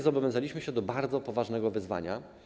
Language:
Polish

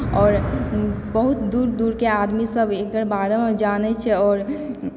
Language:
Maithili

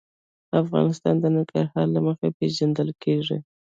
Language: Pashto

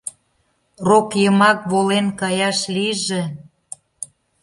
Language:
Mari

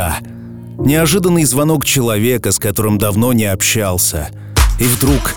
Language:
Russian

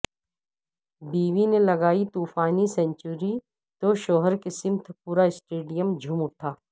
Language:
Urdu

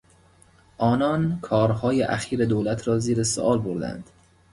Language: Persian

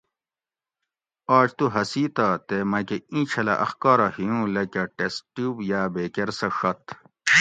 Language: Gawri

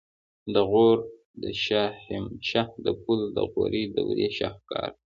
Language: Pashto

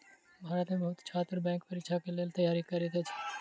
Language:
Maithili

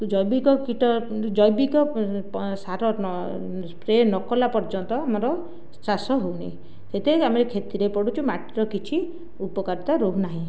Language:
Odia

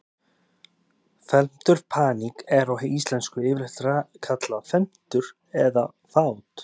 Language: Icelandic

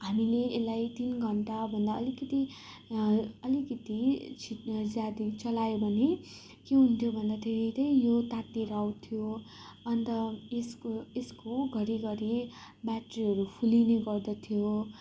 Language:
Nepali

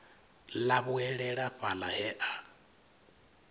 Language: Venda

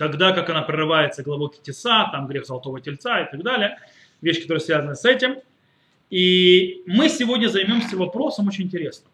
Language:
Russian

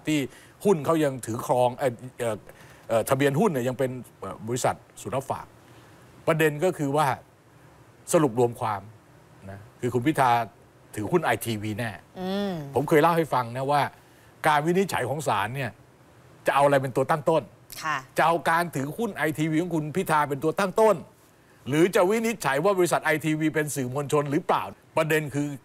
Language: Thai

